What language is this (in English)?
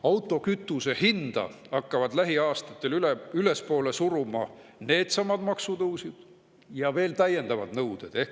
Estonian